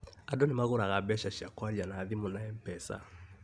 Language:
Kikuyu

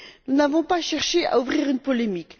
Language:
French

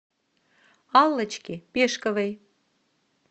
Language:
Russian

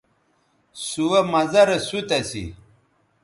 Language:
Bateri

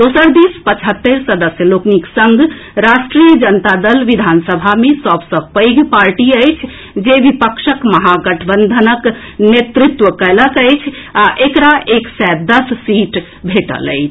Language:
Maithili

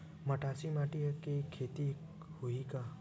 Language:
Chhattisgarhi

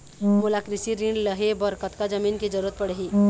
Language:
Chhattisgarhi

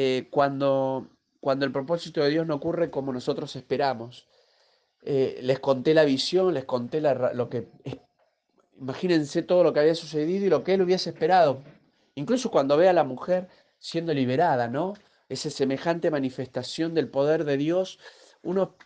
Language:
Spanish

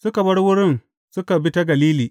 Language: Hausa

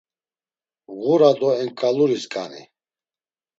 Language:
Laz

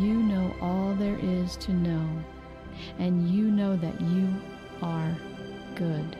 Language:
English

